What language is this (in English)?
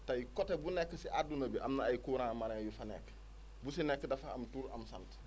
Wolof